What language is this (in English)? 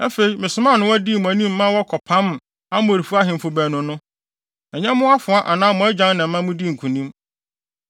Akan